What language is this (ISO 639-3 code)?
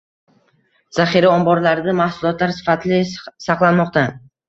uzb